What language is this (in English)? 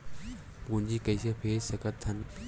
Chhattisgarhi